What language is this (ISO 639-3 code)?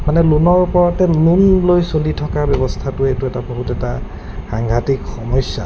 asm